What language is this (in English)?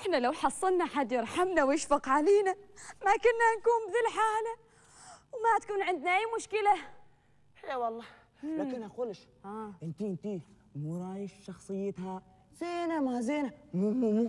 Arabic